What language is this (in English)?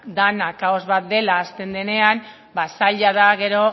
Basque